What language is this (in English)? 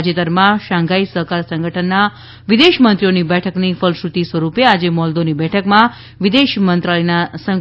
Gujarati